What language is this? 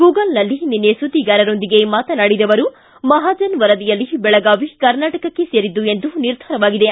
Kannada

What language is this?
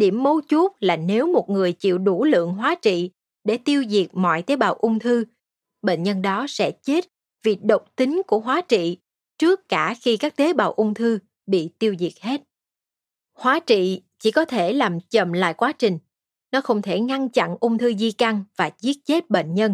Vietnamese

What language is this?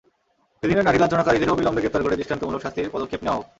Bangla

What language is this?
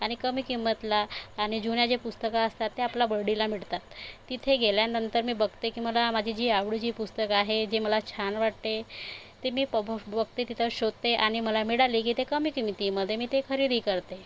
Marathi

